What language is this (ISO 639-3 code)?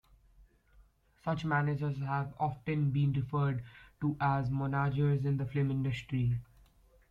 eng